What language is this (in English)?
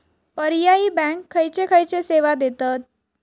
Marathi